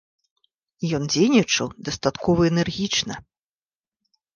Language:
Belarusian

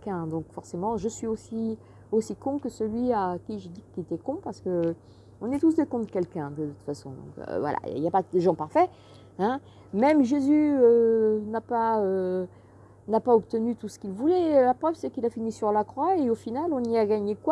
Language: French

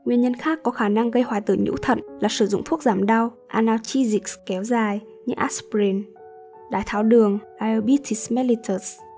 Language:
Vietnamese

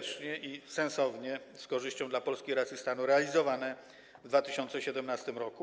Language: Polish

